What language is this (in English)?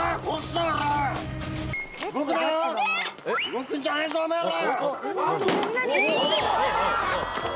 Japanese